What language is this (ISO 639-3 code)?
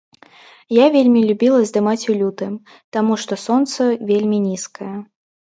bel